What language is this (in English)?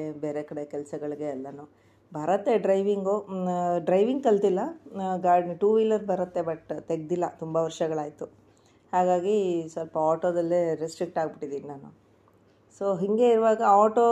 Kannada